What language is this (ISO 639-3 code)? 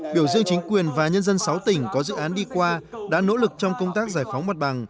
vie